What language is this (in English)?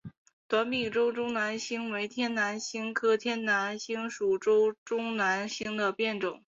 Chinese